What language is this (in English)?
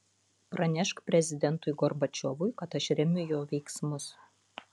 Lithuanian